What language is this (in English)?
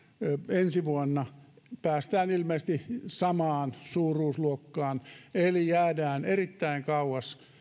Finnish